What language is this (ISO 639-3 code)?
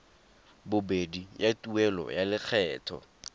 tsn